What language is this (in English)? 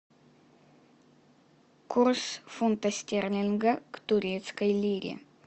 Russian